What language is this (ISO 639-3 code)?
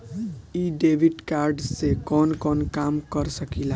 bho